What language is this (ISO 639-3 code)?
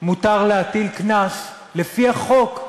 heb